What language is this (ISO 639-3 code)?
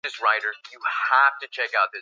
swa